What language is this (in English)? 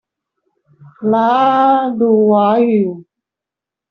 Chinese